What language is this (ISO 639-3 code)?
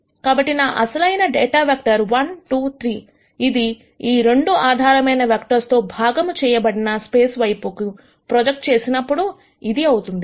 tel